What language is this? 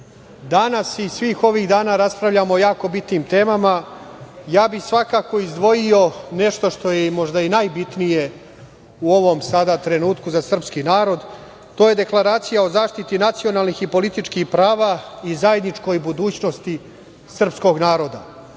Serbian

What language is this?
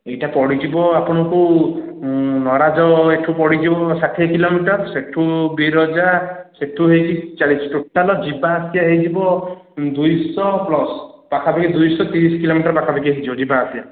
Odia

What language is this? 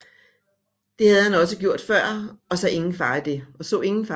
Danish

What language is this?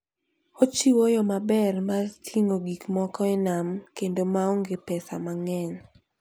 Luo (Kenya and Tanzania)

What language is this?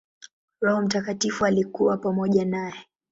Swahili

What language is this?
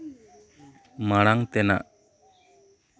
Santali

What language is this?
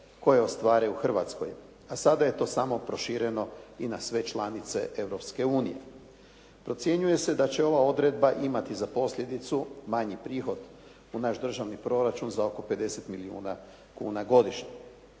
Croatian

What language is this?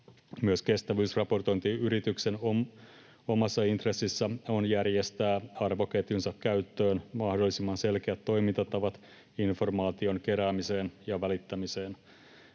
Finnish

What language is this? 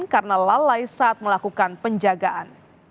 Indonesian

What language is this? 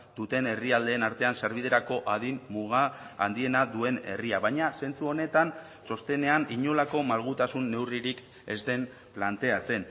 Basque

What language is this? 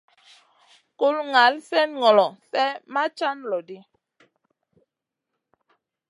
Masana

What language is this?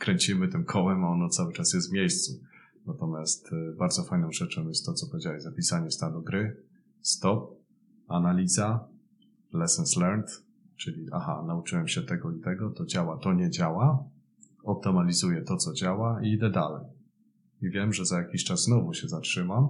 Polish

